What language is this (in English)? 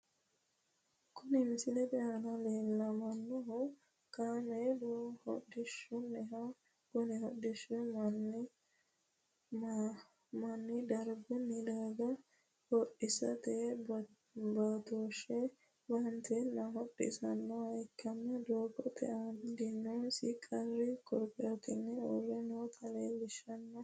Sidamo